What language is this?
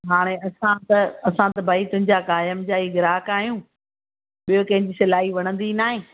Sindhi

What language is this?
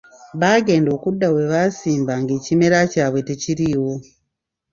Ganda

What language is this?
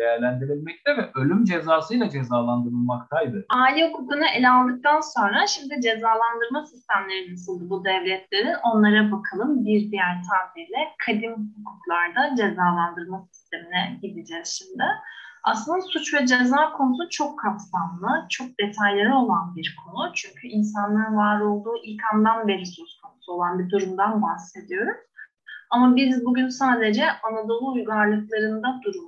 Turkish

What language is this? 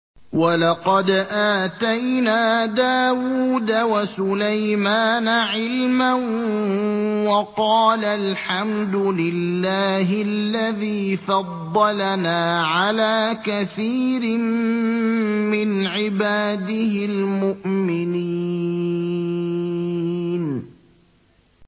Arabic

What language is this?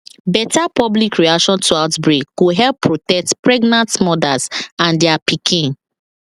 Nigerian Pidgin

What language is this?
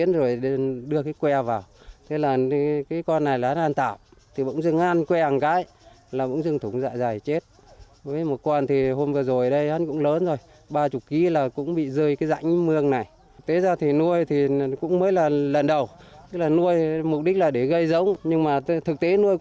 Vietnamese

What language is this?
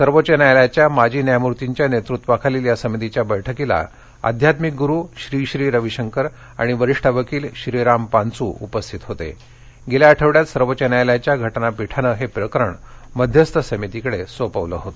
Marathi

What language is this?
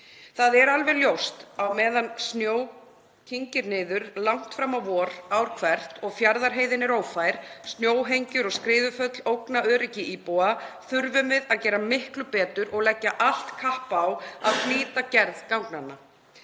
Icelandic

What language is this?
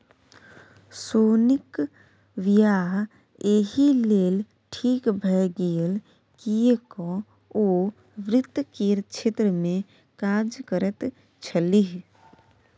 Maithili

